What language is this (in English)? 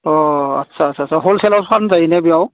Bodo